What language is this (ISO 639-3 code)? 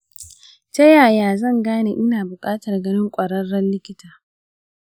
hau